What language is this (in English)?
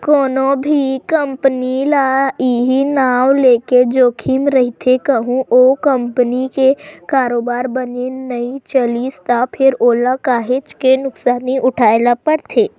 Chhattisgarhi